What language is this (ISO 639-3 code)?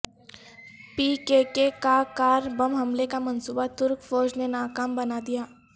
urd